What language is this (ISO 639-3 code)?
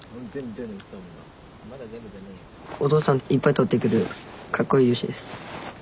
jpn